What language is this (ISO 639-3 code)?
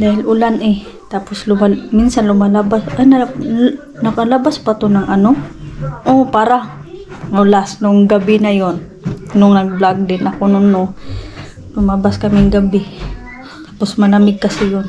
fil